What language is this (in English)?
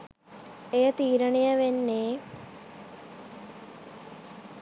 Sinhala